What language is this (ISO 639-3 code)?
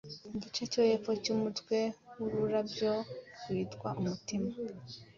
kin